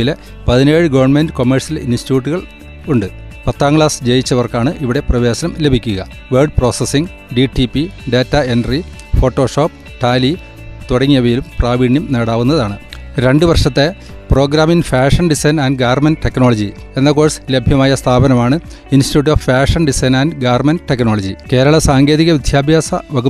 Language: Malayalam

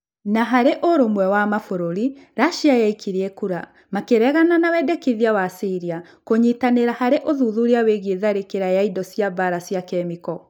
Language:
Kikuyu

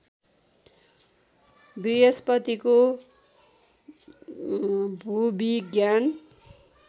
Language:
Nepali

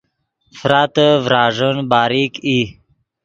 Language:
Yidgha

